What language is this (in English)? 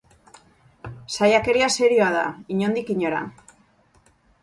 Basque